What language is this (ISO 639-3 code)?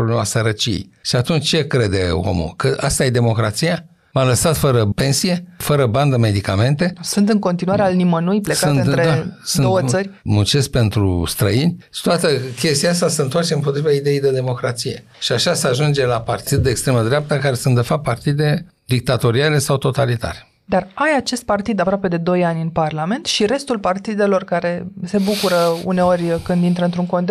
ron